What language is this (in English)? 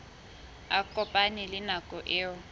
Southern Sotho